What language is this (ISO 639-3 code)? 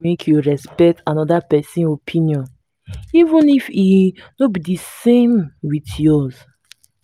pcm